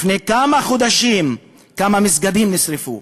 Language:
Hebrew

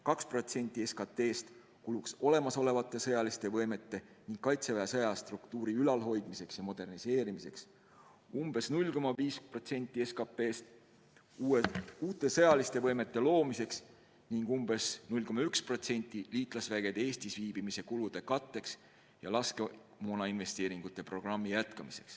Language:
Estonian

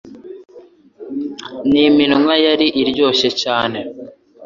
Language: Kinyarwanda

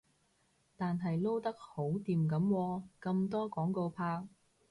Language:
Cantonese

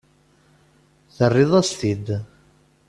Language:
Kabyle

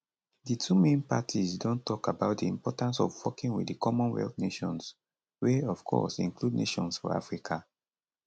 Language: Nigerian Pidgin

